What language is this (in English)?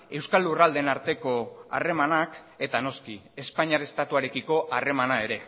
Basque